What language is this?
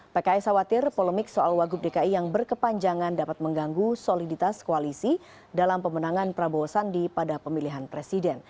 Indonesian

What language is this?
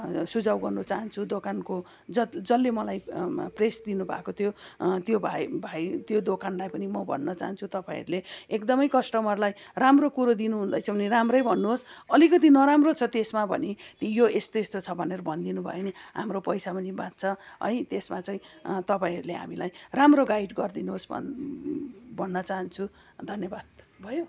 Nepali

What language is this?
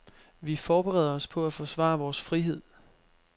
Danish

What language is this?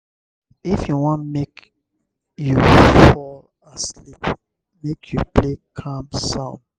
Nigerian Pidgin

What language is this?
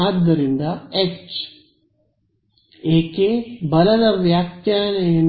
Kannada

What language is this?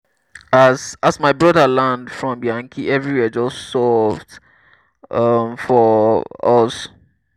Nigerian Pidgin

